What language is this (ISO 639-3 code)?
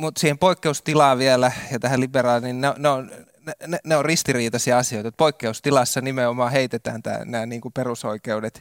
fin